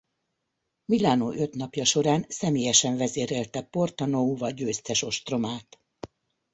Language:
Hungarian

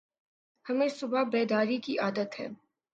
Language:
Urdu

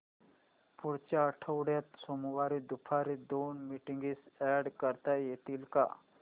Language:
Marathi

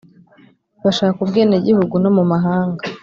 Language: Kinyarwanda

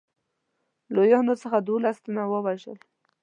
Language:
Pashto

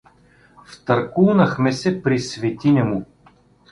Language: Bulgarian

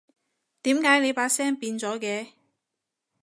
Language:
Cantonese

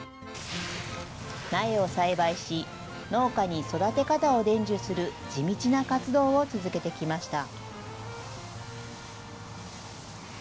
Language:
Japanese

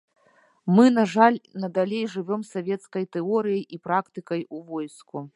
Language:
Belarusian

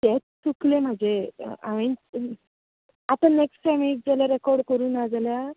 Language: Konkani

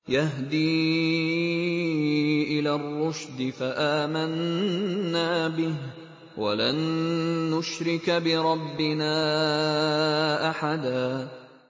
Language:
Arabic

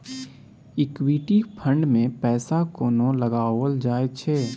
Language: Maithili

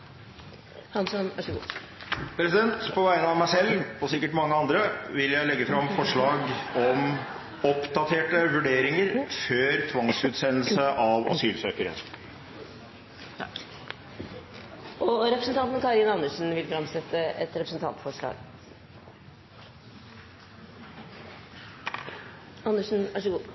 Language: Norwegian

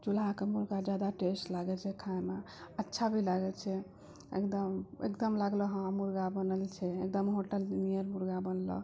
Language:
Maithili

